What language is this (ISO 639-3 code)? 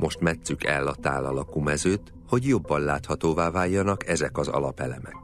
hun